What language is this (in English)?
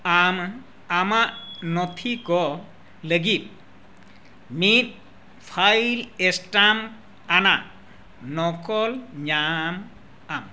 Santali